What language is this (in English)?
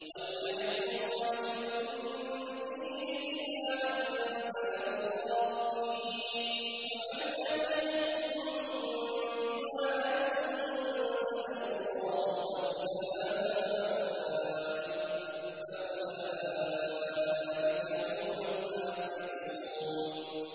Arabic